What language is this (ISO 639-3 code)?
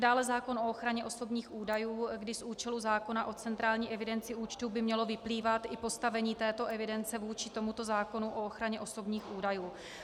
ces